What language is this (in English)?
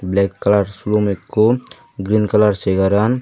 Chakma